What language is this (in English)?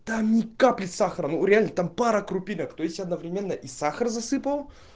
Russian